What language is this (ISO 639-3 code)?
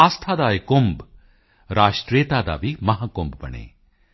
pan